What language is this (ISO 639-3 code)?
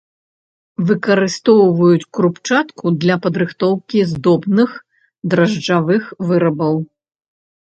bel